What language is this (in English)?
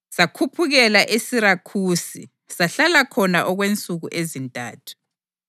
North Ndebele